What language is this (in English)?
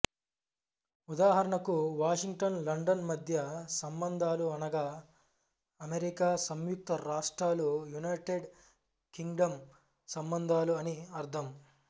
Telugu